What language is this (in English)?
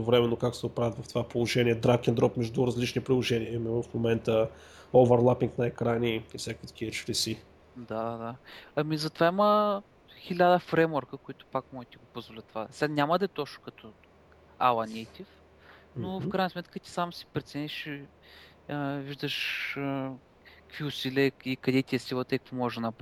Bulgarian